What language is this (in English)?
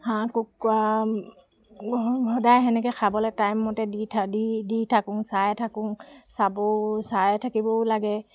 Assamese